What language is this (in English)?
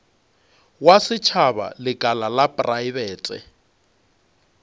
Northern Sotho